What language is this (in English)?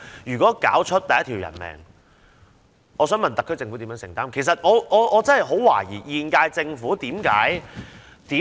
Cantonese